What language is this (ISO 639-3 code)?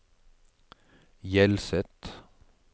nor